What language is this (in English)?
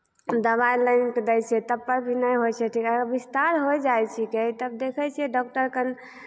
Maithili